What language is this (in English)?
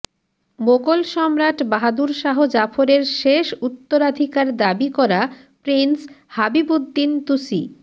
Bangla